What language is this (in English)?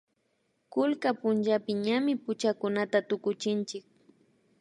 Imbabura Highland Quichua